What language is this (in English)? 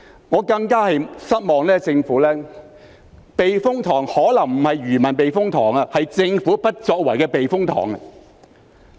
Cantonese